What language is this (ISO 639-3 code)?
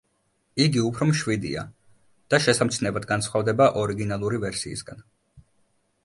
kat